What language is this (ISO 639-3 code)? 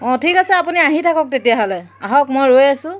asm